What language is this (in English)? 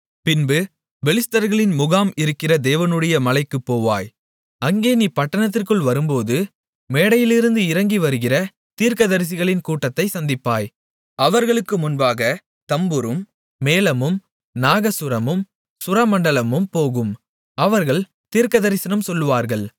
Tamil